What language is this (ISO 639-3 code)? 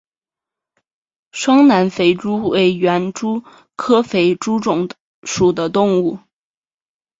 zho